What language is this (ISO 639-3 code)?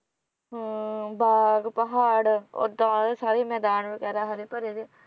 pan